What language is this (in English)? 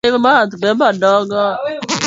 Swahili